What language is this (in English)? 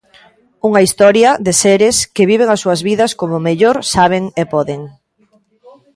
Galician